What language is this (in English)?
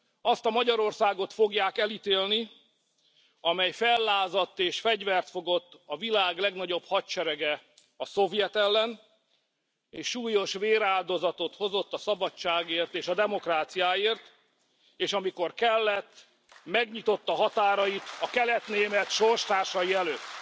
Hungarian